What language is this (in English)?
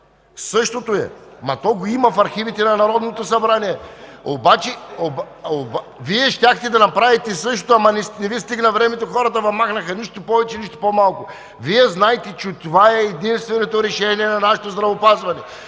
Bulgarian